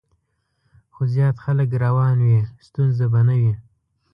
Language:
Pashto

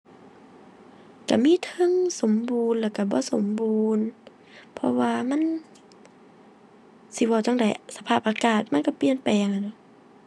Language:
Thai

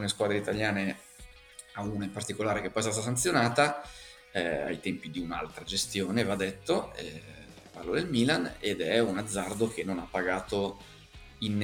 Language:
Italian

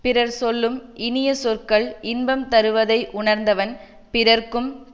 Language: Tamil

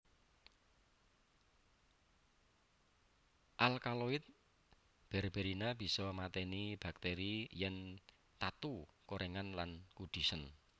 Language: Javanese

